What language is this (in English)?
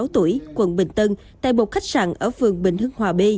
Vietnamese